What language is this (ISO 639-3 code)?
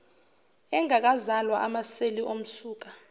zul